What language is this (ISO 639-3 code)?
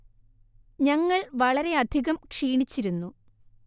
mal